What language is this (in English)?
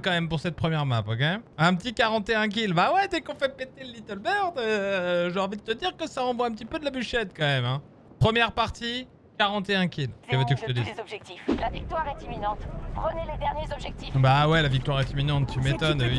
French